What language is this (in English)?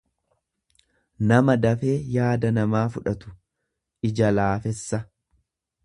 Oromo